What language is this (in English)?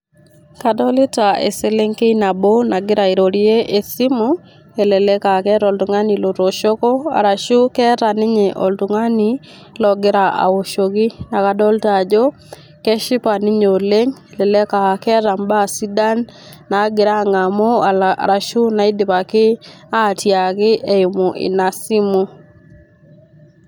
Masai